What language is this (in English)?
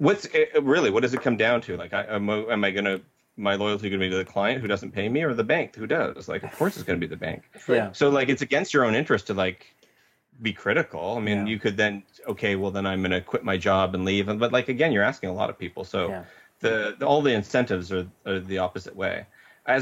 English